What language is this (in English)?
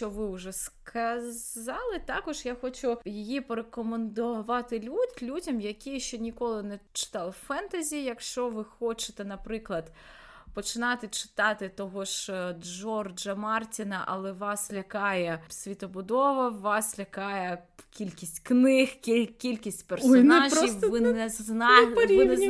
Ukrainian